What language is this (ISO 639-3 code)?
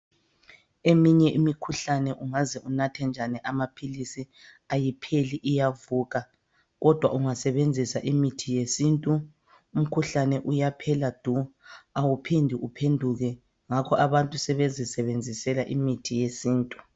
nde